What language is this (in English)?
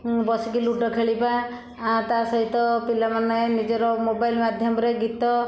Odia